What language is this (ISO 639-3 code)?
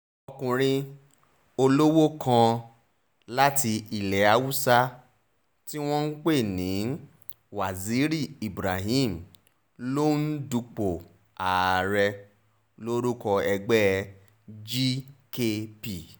yor